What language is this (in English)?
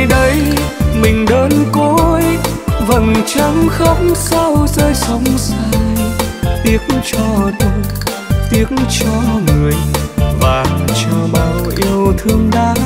Vietnamese